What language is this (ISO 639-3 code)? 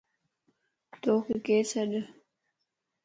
lss